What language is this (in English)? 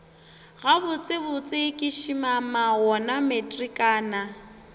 Northern Sotho